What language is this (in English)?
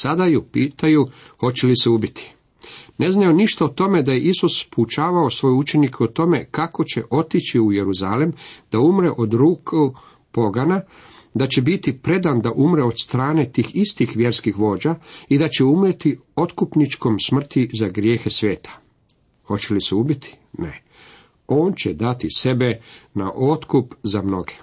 Croatian